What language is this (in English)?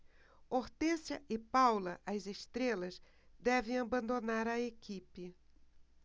Portuguese